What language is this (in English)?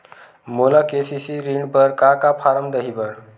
Chhattisgarhi